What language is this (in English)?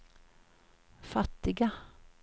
Swedish